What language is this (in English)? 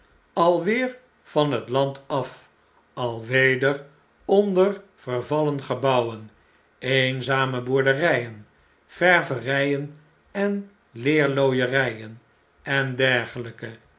Dutch